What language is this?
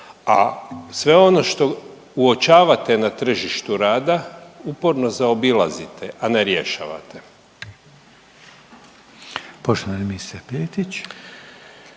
Croatian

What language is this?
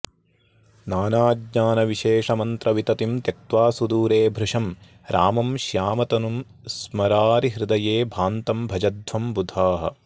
Sanskrit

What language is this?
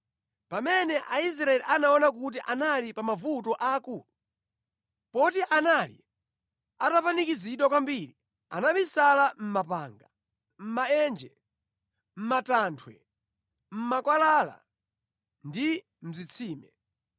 Nyanja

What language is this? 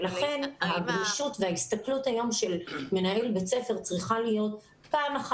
Hebrew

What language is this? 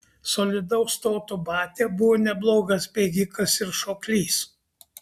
Lithuanian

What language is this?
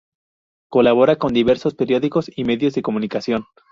Spanish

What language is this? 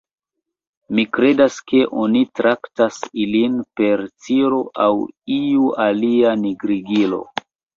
Esperanto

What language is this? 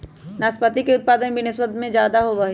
Magahi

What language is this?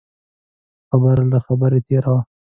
Pashto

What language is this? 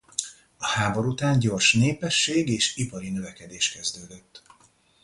Hungarian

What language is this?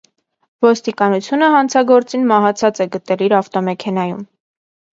Armenian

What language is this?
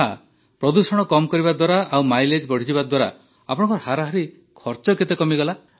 Odia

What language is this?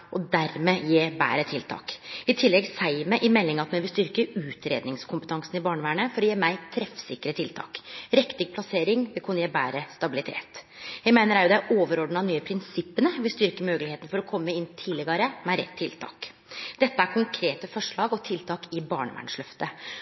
Norwegian Nynorsk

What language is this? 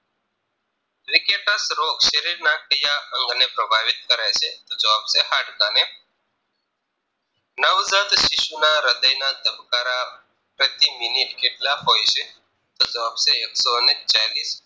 Gujarati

